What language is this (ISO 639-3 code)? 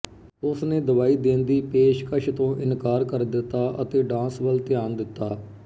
pan